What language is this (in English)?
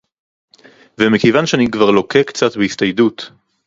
Hebrew